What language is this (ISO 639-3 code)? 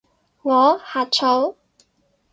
yue